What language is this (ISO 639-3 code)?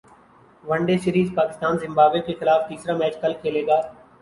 urd